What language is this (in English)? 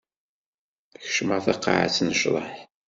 Kabyle